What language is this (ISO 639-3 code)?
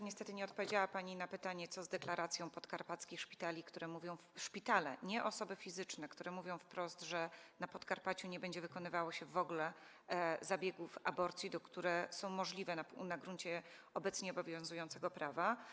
pol